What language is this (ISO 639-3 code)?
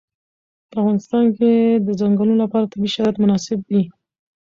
pus